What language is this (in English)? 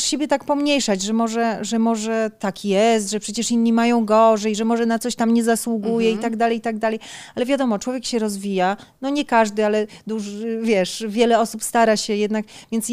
Polish